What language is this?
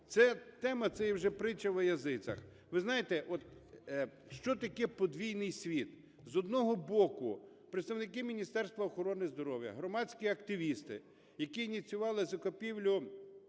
Ukrainian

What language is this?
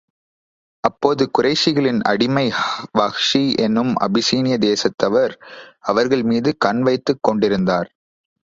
Tamil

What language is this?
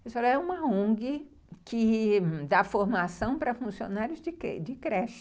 Portuguese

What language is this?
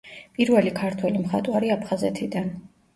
Georgian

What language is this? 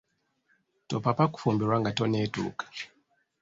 Ganda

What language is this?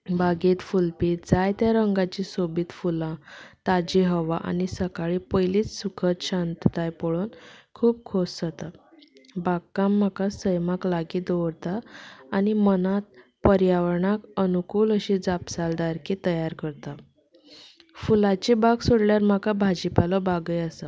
Konkani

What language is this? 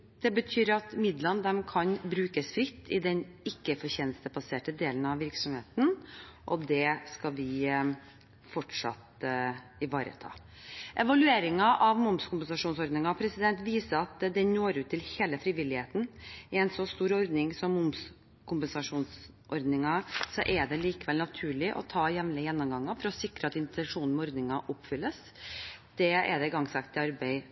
Norwegian Bokmål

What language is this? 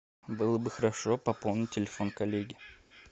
Russian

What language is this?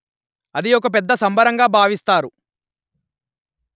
Telugu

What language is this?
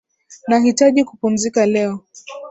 Swahili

